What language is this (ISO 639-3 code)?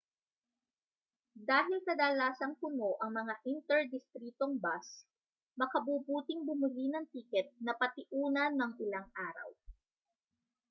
fil